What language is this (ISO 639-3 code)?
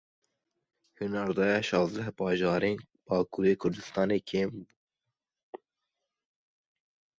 kur